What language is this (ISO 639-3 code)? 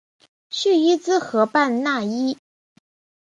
zho